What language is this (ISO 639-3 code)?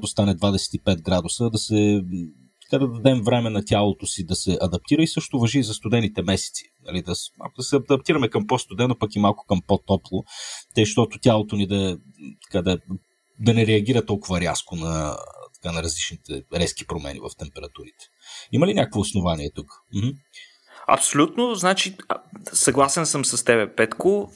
bul